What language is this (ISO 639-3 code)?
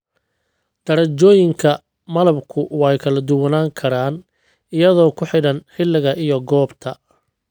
som